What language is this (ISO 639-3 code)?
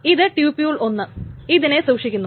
mal